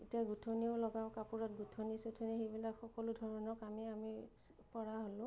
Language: Assamese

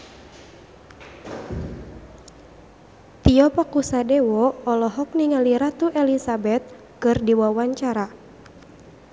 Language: Sundanese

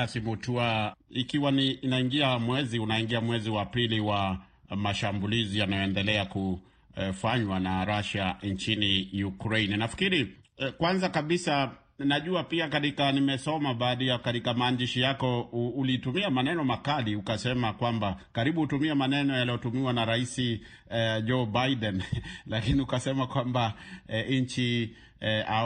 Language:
Swahili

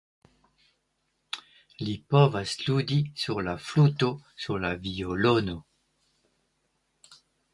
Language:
Esperanto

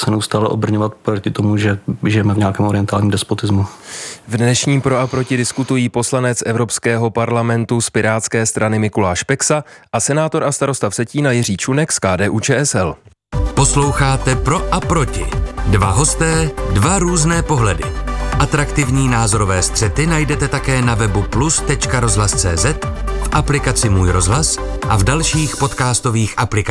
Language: Czech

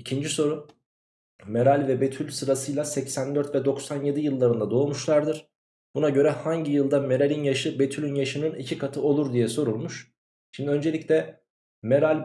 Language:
Turkish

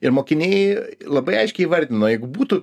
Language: Lithuanian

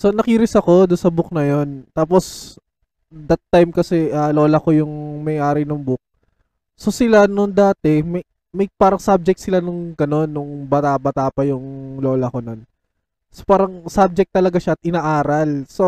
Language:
Filipino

